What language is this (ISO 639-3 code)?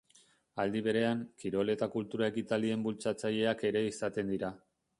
eus